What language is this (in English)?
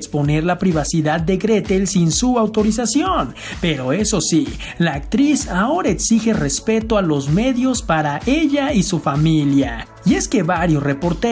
Spanish